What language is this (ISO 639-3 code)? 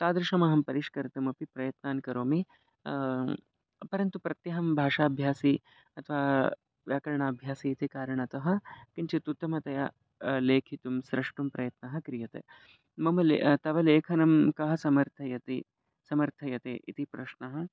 san